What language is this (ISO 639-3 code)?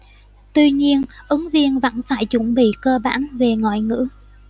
vie